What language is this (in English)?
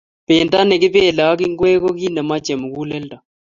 Kalenjin